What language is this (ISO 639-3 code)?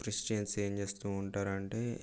tel